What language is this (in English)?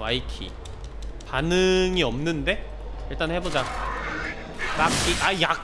Korean